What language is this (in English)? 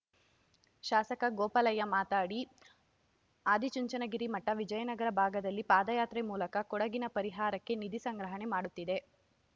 Kannada